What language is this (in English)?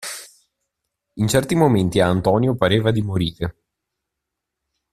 Italian